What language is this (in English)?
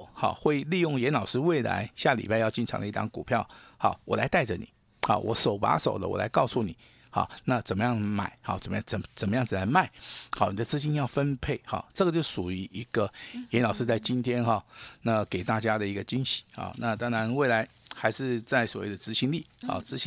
Chinese